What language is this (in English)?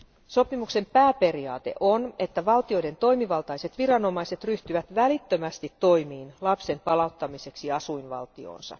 Finnish